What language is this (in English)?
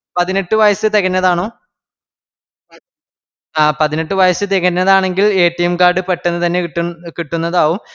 Malayalam